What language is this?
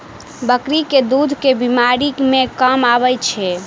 Maithili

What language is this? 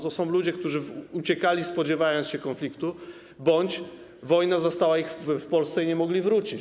Polish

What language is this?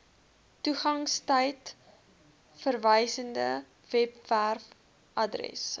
Afrikaans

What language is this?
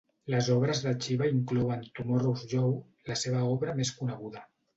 Catalan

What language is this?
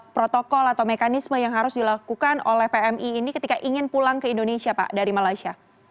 Indonesian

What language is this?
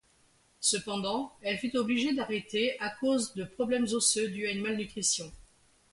French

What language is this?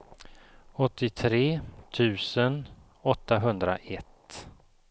Swedish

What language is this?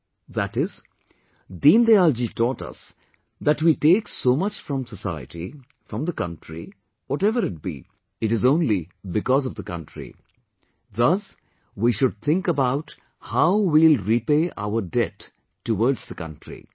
English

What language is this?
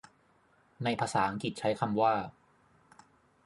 Thai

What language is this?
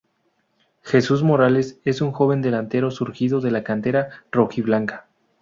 Spanish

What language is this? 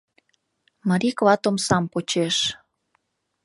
Mari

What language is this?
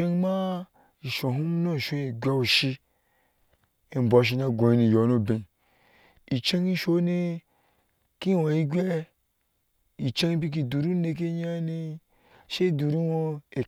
Ashe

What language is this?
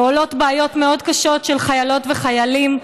Hebrew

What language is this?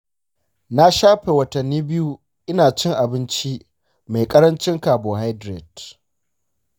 Hausa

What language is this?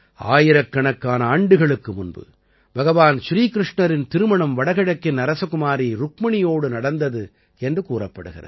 Tamil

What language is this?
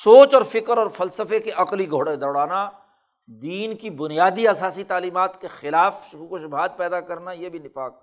Urdu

